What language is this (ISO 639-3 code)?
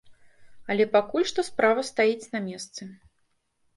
bel